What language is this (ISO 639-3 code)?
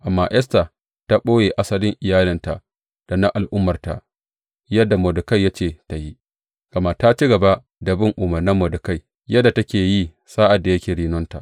hau